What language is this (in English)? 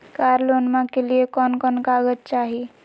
Magahi